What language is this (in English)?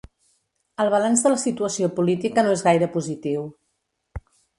Catalan